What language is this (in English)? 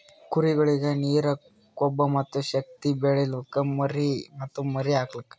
Kannada